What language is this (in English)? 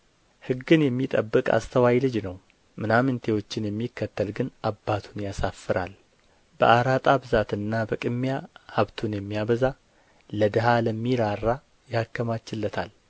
Amharic